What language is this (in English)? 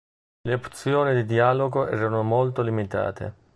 Italian